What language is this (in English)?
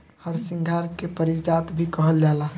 Bhojpuri